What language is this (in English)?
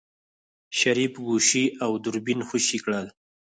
Pashto